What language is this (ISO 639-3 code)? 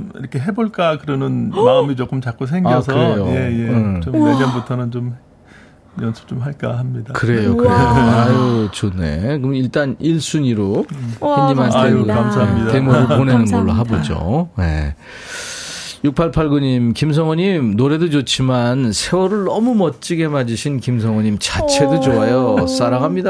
kor